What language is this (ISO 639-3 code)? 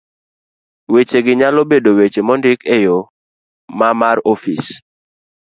luo